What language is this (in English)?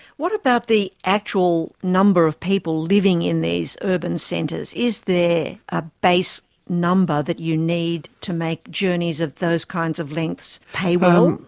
English